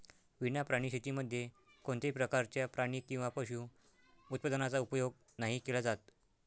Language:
Marathi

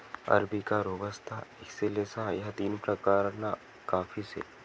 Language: Marathi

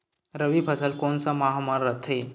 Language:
Chhattisgarhi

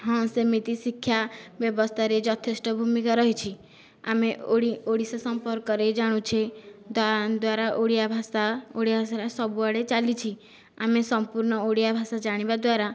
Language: Odia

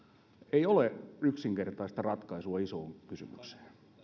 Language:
Finnish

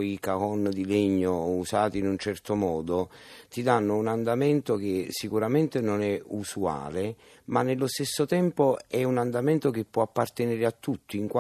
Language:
Italian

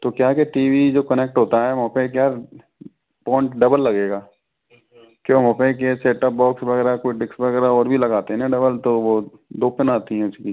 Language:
Hindi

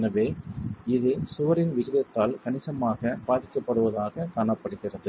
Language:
Tamil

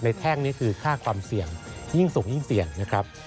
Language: Thai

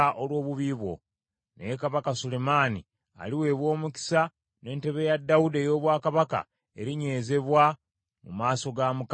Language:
Ganda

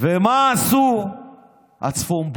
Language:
Hebrew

